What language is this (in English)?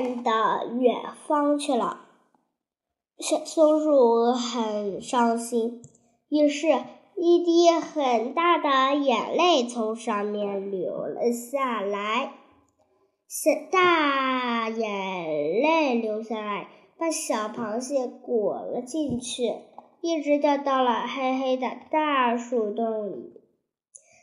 Chinese